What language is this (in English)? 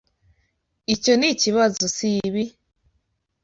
Kinyarwanda